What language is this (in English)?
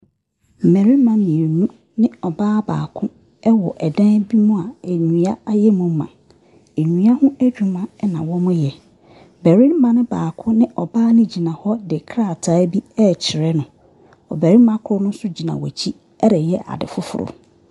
Akan